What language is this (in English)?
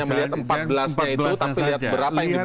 Indonesian